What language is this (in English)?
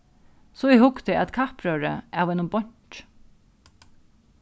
Faroese